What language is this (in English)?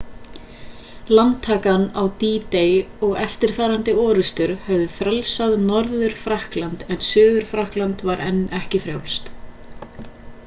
Icelandic